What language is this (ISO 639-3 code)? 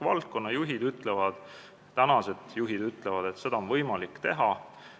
est